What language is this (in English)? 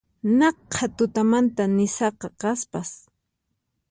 Puno Quechua